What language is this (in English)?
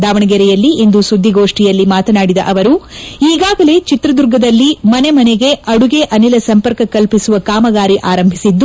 Kannada